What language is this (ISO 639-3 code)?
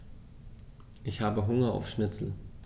deu